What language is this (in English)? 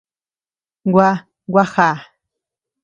Tepeuxila Cuicatec